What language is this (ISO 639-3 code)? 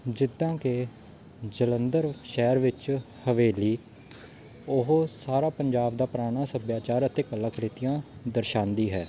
pan